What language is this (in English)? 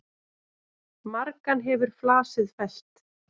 Icelandic